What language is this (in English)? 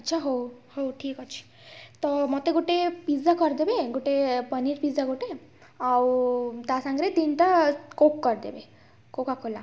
Odia